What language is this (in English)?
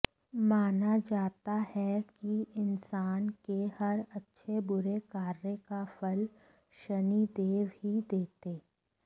Hindi